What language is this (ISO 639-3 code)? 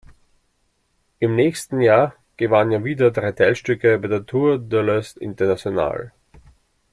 deu